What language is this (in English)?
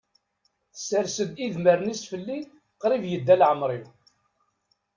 Kabyle